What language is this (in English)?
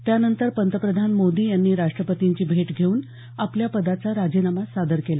Marathi